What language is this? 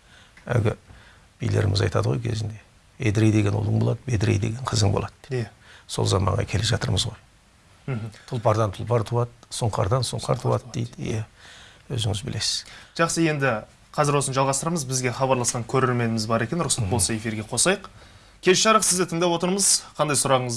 Turkish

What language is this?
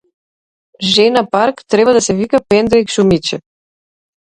Macedonian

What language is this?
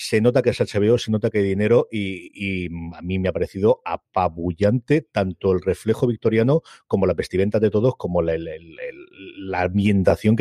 Spanish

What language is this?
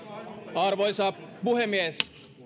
Finnish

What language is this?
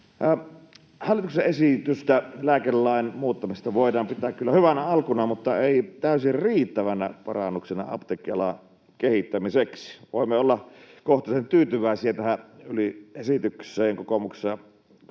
Finnish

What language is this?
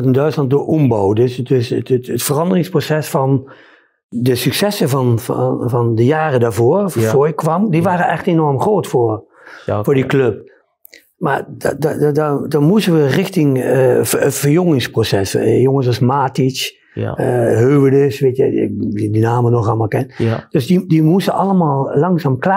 Dutch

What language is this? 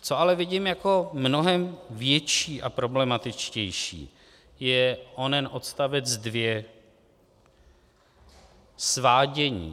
Czech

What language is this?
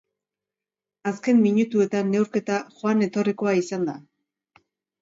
Basque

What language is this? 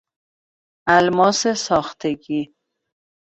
Persian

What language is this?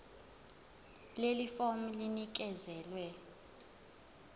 Zulu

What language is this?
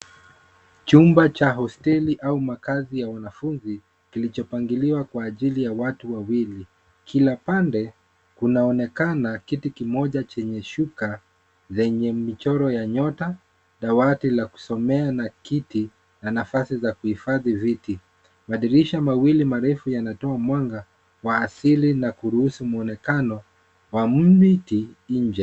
Swahili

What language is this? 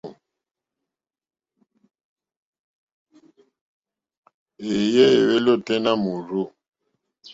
Mokpwe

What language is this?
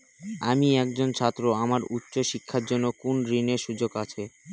Bangla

